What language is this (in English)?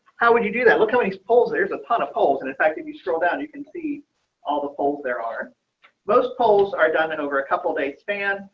English